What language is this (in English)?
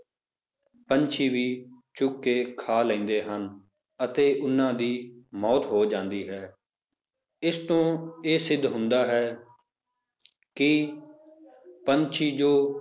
Punjabi